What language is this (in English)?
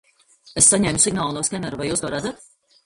Latvian